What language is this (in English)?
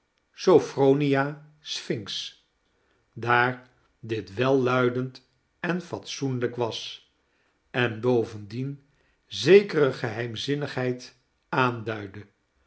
Dutch